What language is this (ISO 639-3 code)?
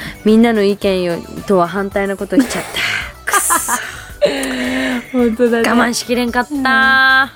jpn